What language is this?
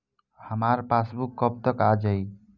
Bhojpuri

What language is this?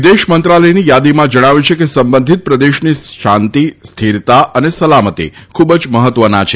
Gujarati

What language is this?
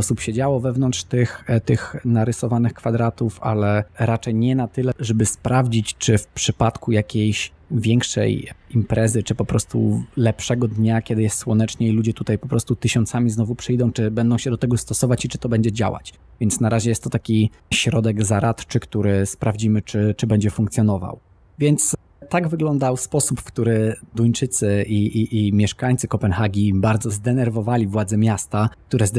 Polish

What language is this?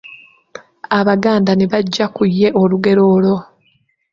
Ganda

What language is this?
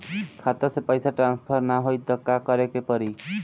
Bhojpuri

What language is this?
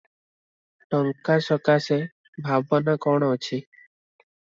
Odia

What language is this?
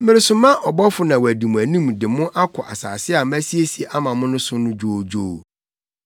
Akan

